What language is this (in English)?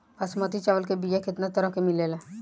Bhojpuri